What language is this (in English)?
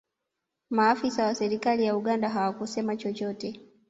Swahili